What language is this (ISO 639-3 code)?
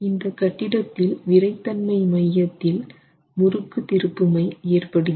tam